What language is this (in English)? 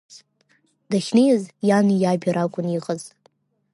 Abkhazian